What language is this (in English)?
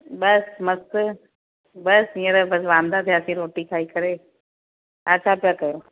Sindhi